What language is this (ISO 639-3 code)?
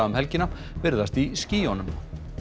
isl